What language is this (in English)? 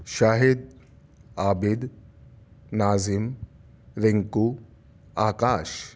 Urdu